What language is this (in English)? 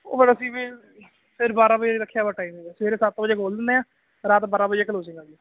Punjabi